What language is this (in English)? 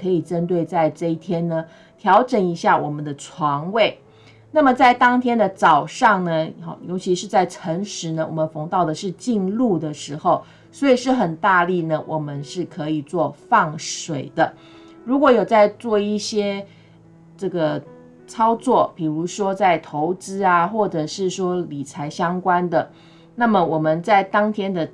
Chinese